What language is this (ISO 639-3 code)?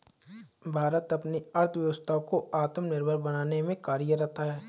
hin